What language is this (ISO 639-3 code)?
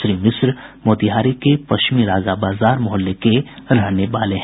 hin